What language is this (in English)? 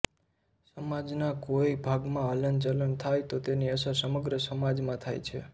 Gujarati